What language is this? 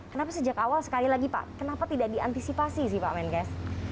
Indonesian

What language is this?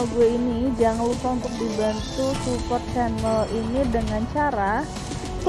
Indonesian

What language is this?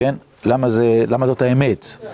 Hebrew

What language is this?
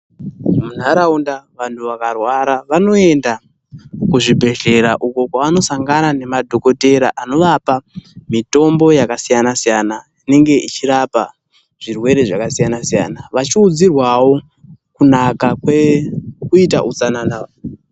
Ndau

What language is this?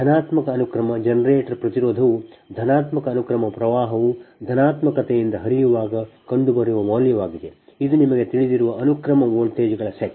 Kannada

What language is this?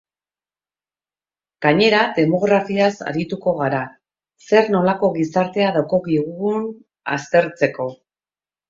Basque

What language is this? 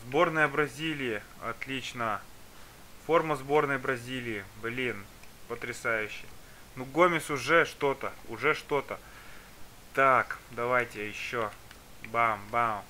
Russian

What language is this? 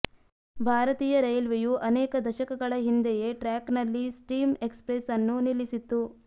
Kannada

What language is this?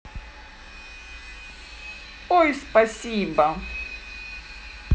Russian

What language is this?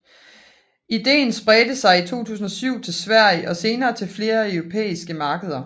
Danish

